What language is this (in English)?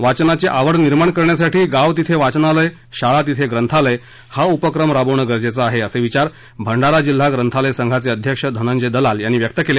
Marathi